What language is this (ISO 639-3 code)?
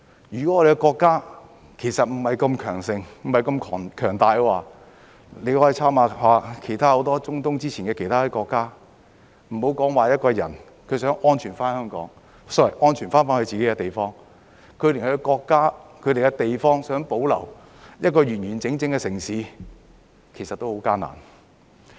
yue